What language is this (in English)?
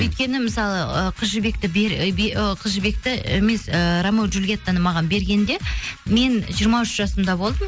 Kazakh